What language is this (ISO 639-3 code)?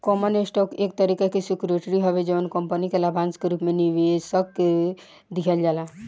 bho